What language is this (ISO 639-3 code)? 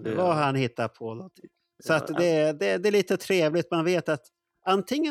swe